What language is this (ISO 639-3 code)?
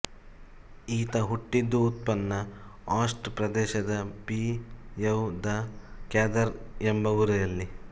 kan